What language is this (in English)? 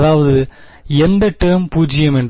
Tamil